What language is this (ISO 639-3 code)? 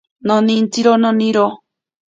prq